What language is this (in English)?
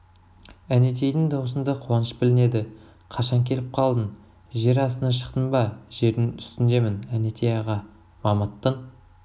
Kazakh